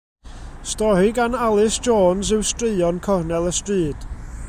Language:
Welsh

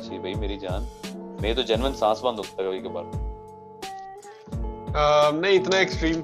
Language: Urdu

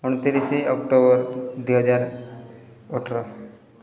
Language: Odia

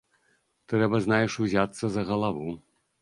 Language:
Belarusian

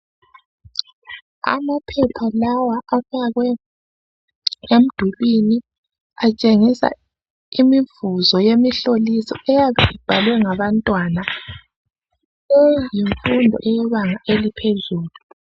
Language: North Ndebele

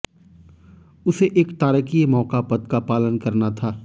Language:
Hindi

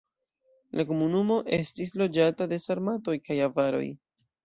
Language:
Esperanto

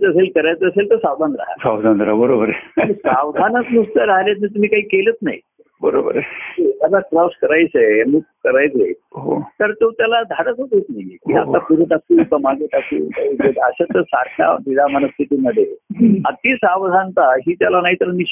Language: Marathi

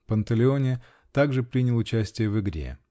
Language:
Russian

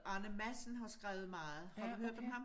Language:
Danish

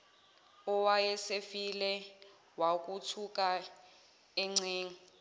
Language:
Zulu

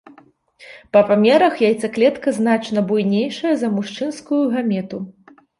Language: Belarusian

